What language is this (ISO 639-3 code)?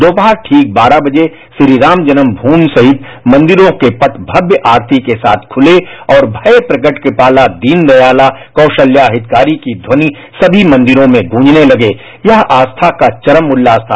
hin